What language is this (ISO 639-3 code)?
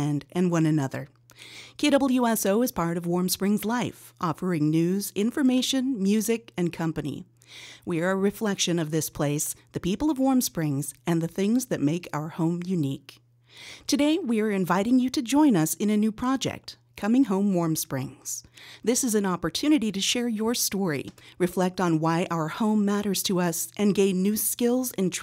eng